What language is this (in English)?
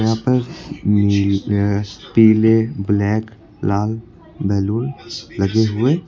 Hindi